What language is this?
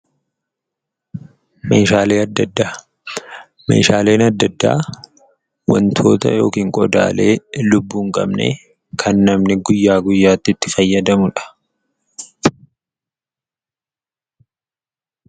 Oromo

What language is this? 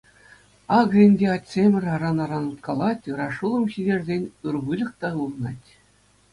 Chuvash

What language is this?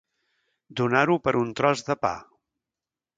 Catalan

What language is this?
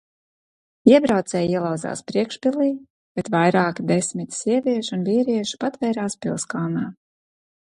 Latvian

